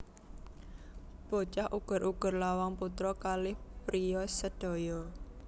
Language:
Javanese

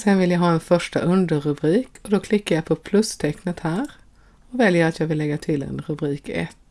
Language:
Swedish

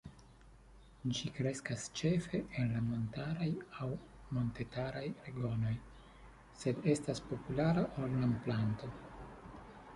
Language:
Esperanto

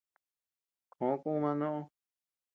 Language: Tepeuxila Cuicatec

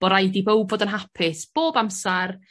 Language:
Welsh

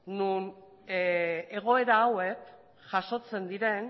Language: Basque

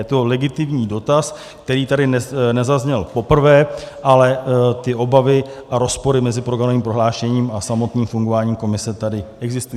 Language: Czech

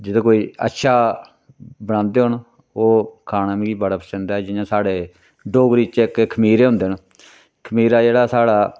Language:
Dogri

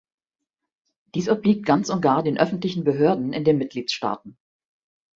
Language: German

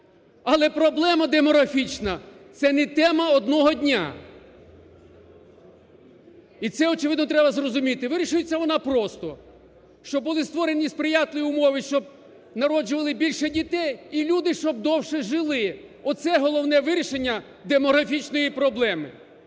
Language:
Ukrainian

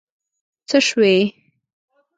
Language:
Pashto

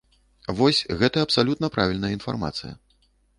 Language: Belarusian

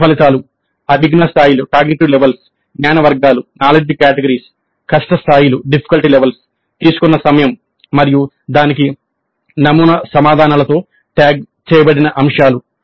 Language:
Telugu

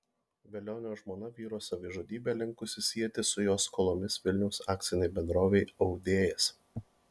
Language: Lithuanian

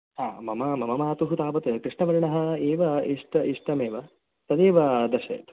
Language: Sanskrit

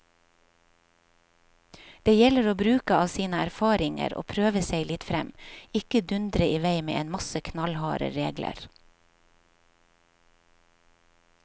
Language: Norwegian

